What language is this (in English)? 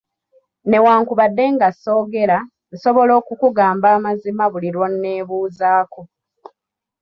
Ganda